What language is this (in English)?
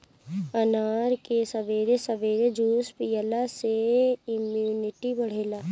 Bhojpuri